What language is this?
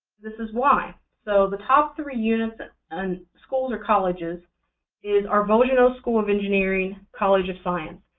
English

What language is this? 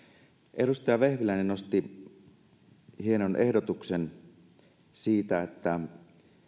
Finnish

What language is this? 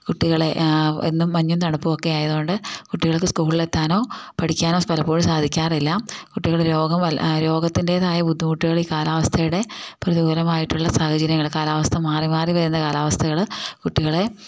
Malayalam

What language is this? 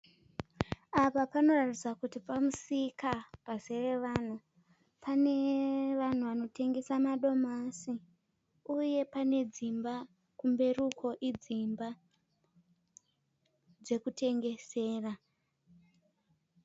Shona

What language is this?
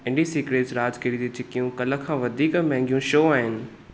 Sindhi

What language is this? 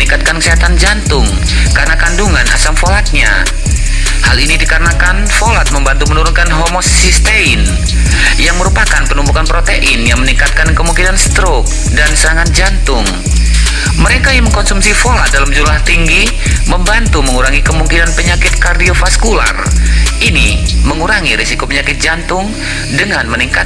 Indonesian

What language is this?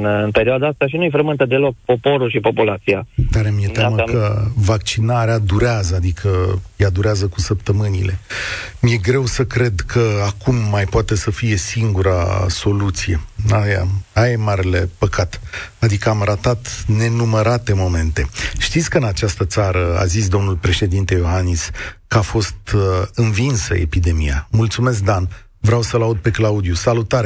Romanian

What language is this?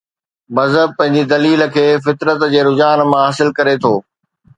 Sindhi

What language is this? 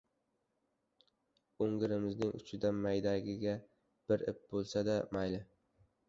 Uzbek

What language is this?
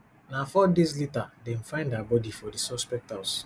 Nigerian Pidgin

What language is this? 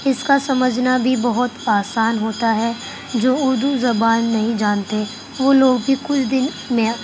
Urdu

